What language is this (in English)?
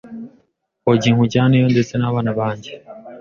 Kinyarwanda